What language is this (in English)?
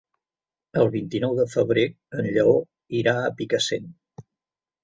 Catalan